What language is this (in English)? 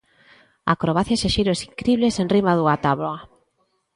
Galician